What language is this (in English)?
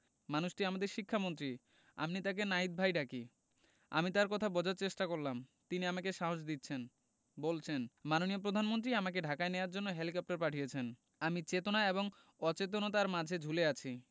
Bangla